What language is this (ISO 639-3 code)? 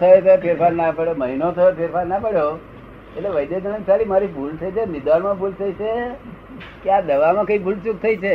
guj